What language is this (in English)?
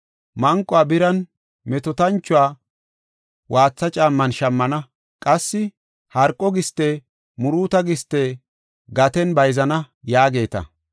Gofa